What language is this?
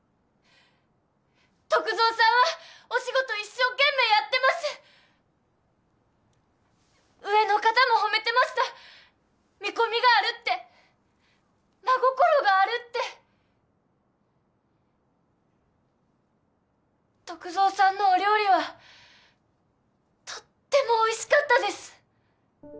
Japanese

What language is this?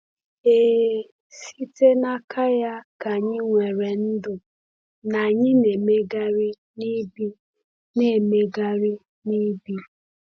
Igbo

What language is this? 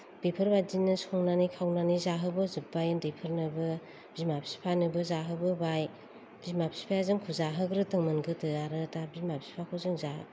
Bodo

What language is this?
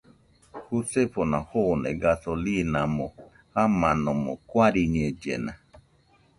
Nüpode Huitoto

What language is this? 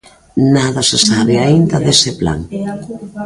Galician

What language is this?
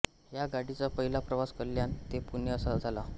Marathi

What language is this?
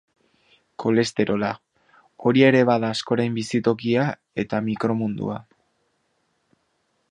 Basque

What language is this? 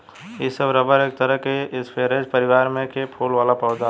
Bhojpuri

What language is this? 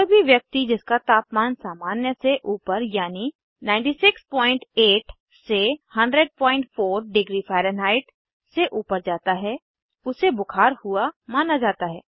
Hindi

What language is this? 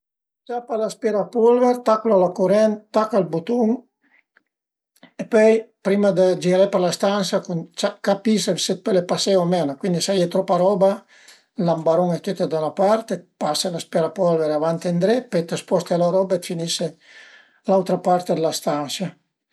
Piedmontese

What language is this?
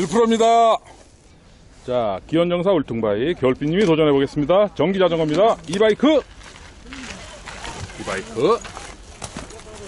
Korean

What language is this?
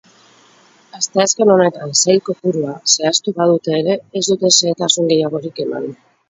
Basque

